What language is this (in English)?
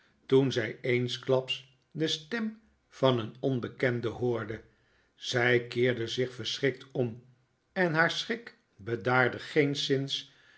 Dutch